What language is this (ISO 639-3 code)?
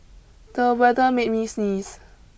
eng